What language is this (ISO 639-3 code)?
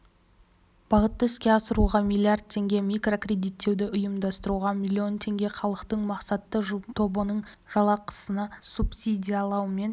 kaz